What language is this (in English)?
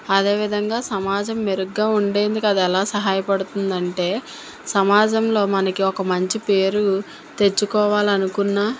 Telugu